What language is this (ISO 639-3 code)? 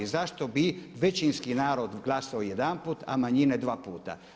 hrv